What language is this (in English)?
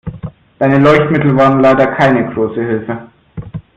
German